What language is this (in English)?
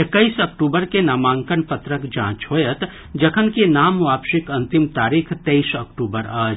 Maithili